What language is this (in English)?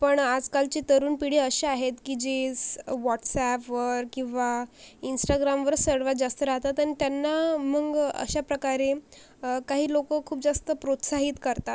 Marathi